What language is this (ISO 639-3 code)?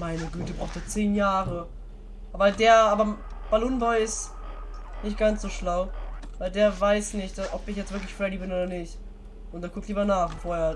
deu